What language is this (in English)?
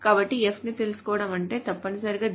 Telugu